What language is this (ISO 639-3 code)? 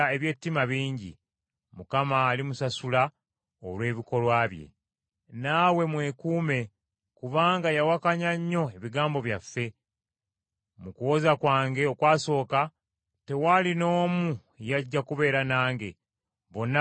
lug